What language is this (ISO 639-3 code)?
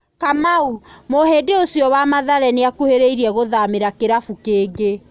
kik